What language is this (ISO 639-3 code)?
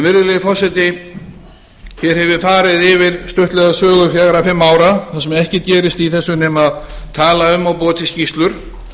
isl